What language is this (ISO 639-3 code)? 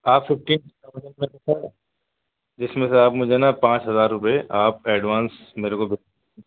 urd